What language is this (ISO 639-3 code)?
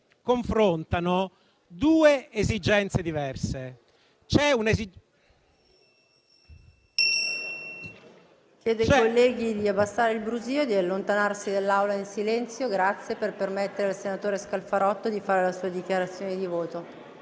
ita